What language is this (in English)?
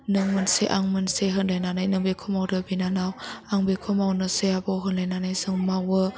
Bodo